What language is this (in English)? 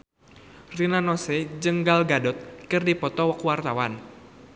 Sundanese